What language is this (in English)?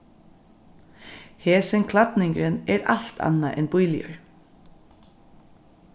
Faroese